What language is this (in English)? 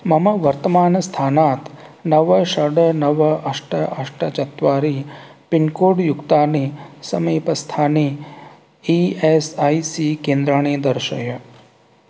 Sanskrit